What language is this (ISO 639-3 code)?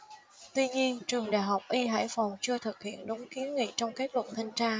vie